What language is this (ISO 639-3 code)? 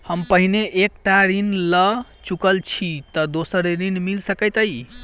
mai